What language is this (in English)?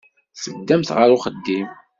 Kabyle